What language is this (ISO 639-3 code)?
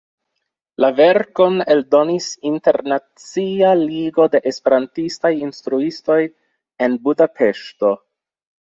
epo